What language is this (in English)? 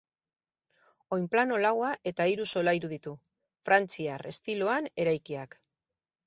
Basque